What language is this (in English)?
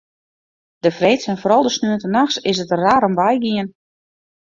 Western Frisian